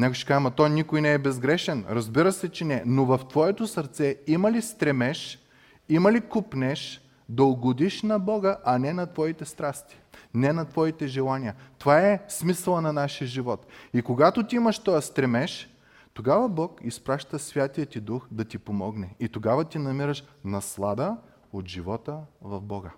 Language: Bulgarian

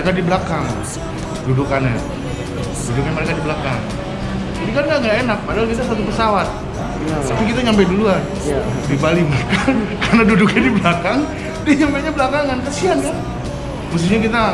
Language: Indonesian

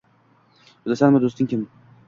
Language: Uzbek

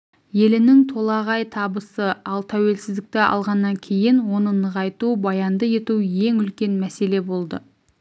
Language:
Kazakh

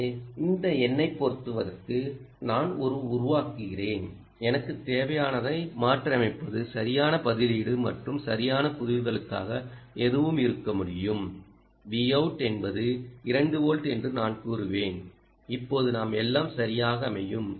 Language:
Tamil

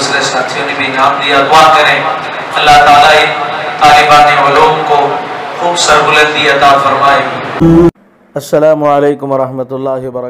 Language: Romanian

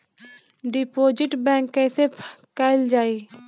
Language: Bhojpuri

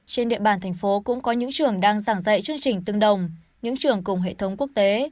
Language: Vietnamese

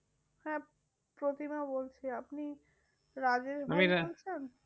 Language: Bangla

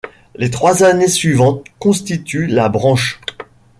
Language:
French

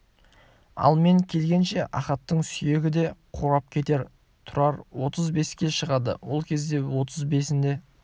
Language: Kazakh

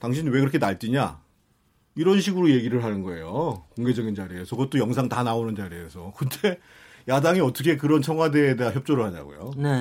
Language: Korean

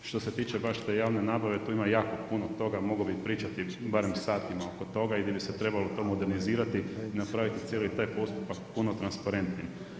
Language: Croatian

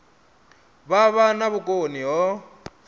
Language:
Venda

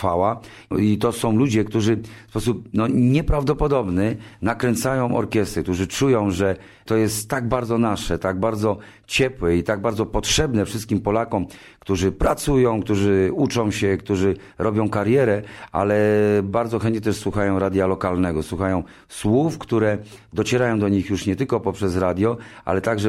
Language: Polish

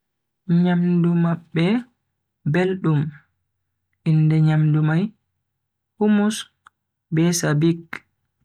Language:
Bagirmi Fulfulde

